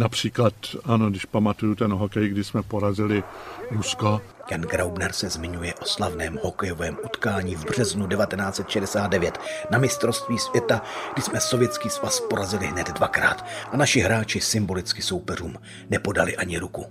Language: Czech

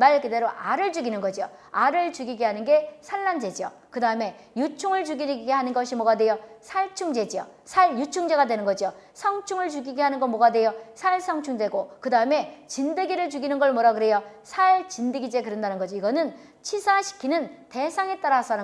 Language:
Korean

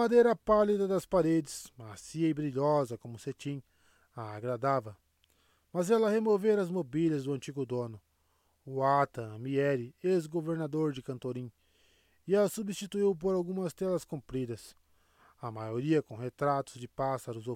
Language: Portuguese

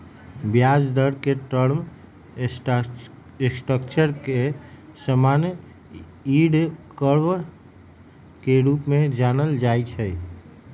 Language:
Magahi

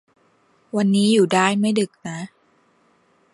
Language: Thai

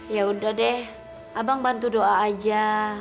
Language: Indonesian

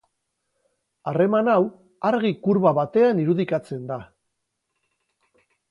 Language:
Basque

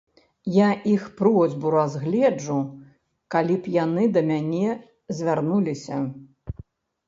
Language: Belarusian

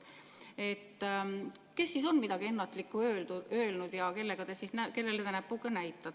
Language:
Estonian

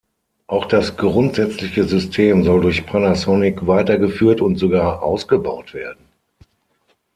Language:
German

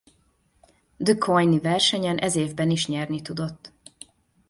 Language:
Hungarian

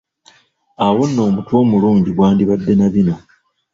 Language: Ganda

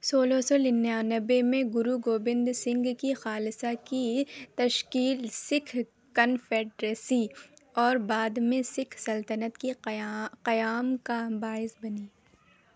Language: Urdu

